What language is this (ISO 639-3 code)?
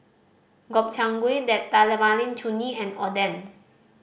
eng